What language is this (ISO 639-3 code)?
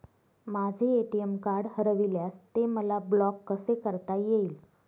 mar